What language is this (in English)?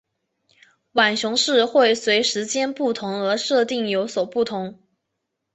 Chinese